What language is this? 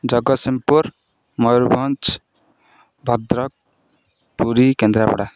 Odia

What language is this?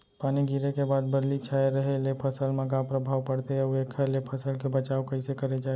Chhattisgarhi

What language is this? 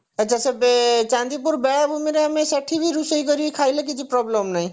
Odia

